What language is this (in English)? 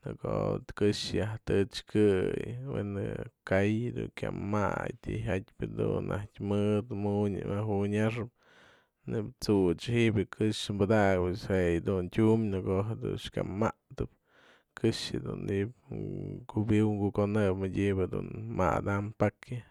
Mazatlán Mixe